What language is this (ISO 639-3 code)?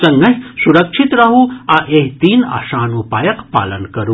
mai